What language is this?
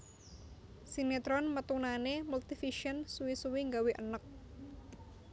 Javanese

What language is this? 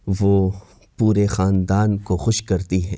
Urdu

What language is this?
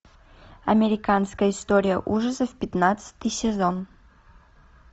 Russian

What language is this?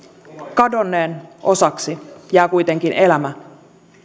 Finnish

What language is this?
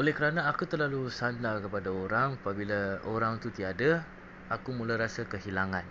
Malay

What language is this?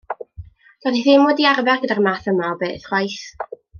Welsh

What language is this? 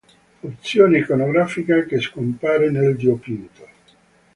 Italian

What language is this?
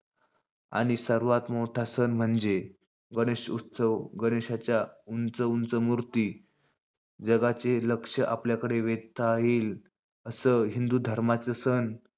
Marathi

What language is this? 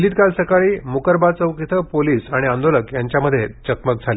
Marathi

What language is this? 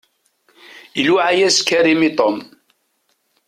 Kabyle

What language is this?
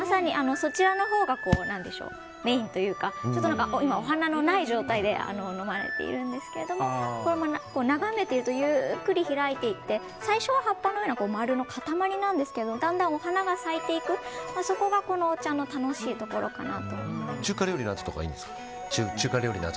Japanese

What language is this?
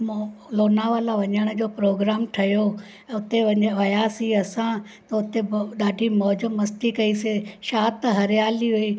Sindhi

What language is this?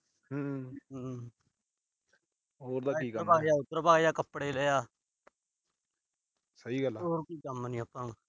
Punjabi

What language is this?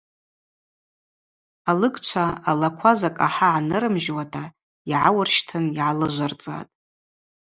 Abaza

